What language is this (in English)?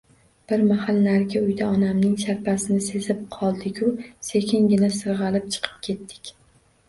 Uzbek